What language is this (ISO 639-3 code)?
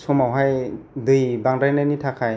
brx